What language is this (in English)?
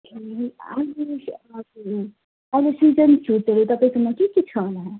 Nepali